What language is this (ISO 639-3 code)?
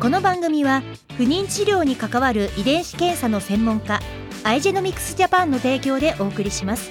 jpn